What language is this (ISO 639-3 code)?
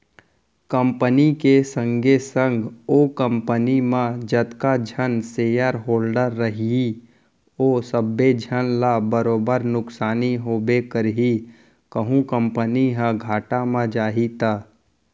hne